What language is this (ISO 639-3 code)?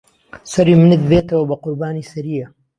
ckb